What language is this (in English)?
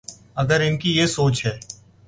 Urdu